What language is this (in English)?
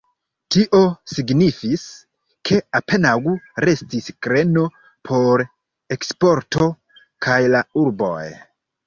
Esperanto